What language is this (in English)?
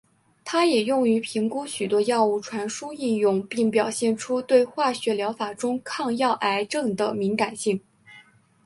Chinese